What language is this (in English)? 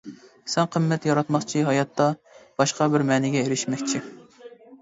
Uyghur